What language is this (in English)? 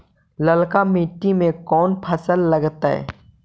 Magahi